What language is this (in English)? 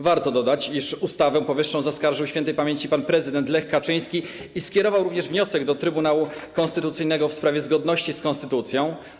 Polish